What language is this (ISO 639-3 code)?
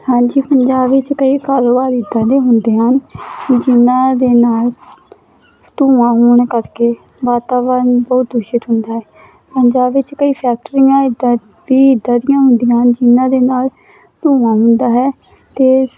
pan